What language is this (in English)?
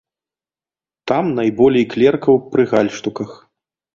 Belarusian